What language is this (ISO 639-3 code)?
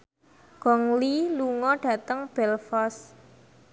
jav